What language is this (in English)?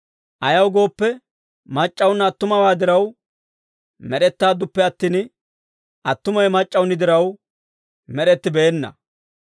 Dawro